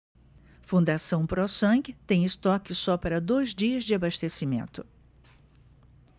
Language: Portuguese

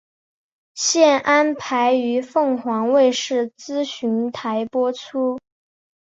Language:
Chinese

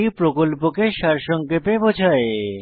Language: Bangla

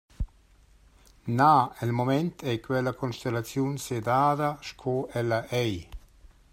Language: Romansh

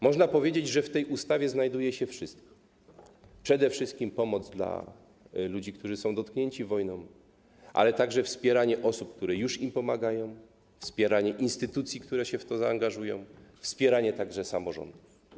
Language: Polish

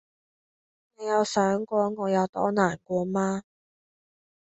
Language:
Cantonese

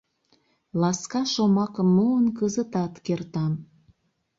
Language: Mari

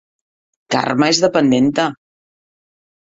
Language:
Catalan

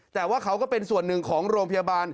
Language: Thai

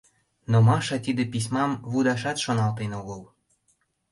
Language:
Mari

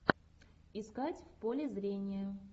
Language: Russian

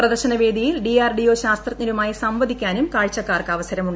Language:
Malayalam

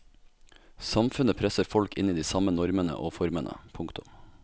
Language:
Norwegian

